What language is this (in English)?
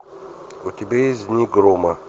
Russian